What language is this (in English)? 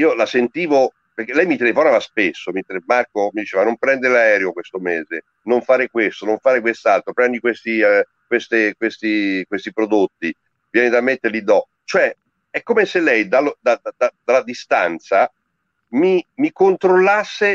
Italian